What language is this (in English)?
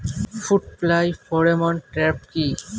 Bangla